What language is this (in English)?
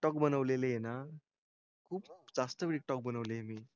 Marathi